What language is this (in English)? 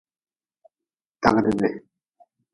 Nawdm